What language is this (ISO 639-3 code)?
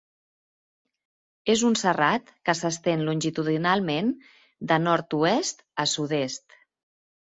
cat